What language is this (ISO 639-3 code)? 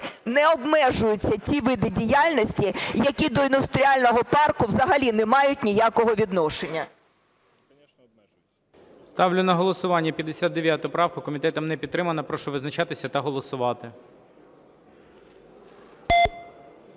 ukr